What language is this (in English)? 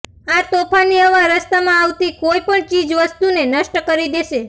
Gujarati